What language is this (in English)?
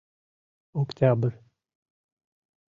Mari